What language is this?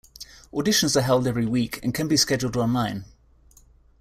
English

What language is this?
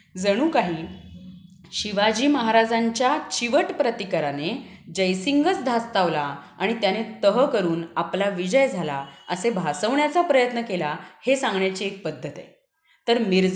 Marathi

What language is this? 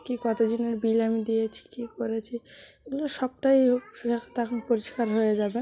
Bangla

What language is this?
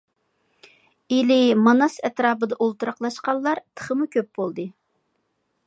Uyghur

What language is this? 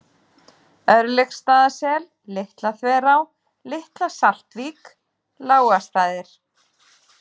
Icelandic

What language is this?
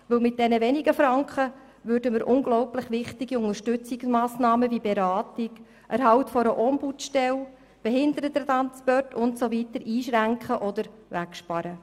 Swiss German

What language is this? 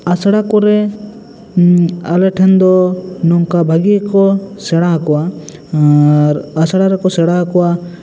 Santali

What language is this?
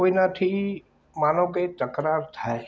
Gujarati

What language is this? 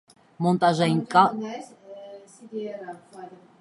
Armenian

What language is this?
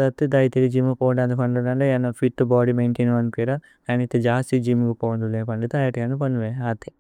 Tulu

